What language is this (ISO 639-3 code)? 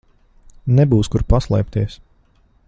lav